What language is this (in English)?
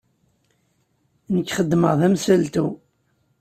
Kabyle